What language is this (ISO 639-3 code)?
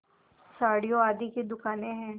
hin